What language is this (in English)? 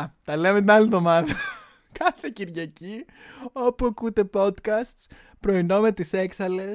Greek